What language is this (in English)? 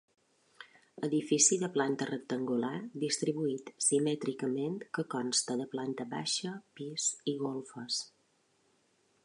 Catalan